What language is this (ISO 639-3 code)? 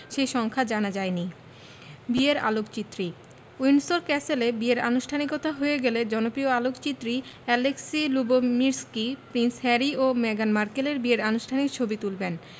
ben